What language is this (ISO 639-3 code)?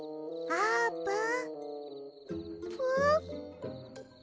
jpn